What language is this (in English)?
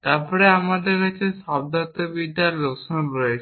Bangla